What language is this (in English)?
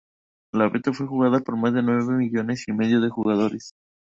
Spanish